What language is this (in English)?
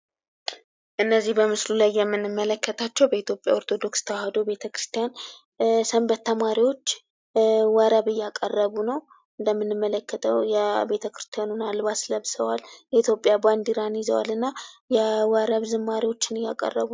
Amharic